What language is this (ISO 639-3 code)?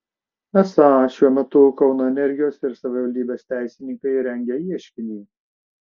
lit